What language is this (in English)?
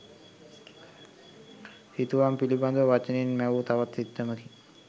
Sinhala